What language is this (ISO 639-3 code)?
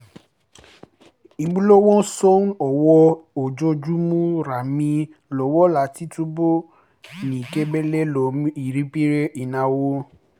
yor